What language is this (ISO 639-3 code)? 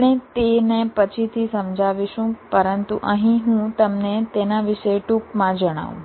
guj